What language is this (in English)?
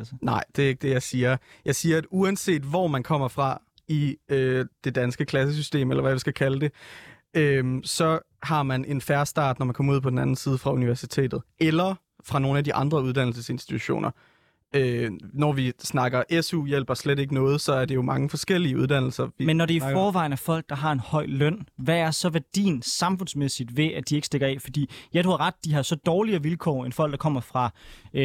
Danish